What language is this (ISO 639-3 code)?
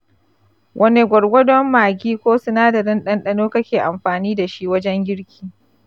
hau